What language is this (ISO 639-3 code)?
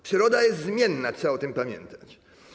pol